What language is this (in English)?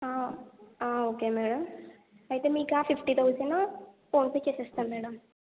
Telugu